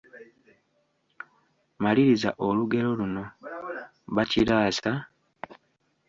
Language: Ganda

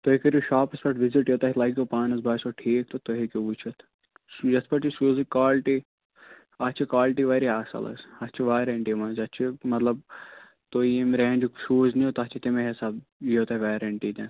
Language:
Kashmiri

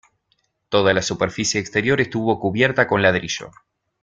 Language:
Spanish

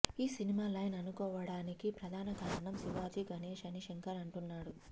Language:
Telugu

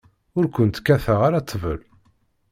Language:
Kabyle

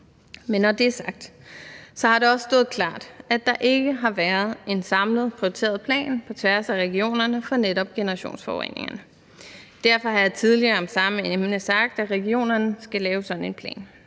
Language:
Danish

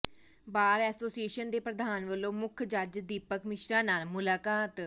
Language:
Punjabi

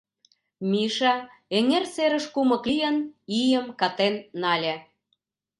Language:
Mari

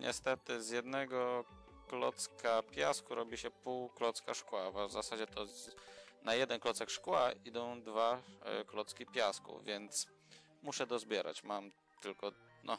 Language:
Polish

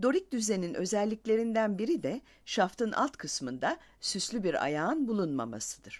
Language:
Turkish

